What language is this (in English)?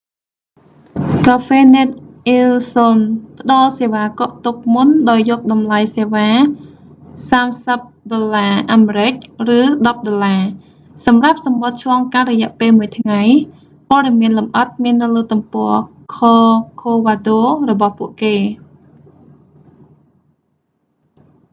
Khmer